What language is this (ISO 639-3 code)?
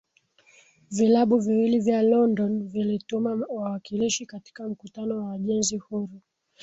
swa